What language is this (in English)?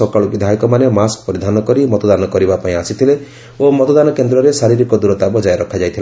Odia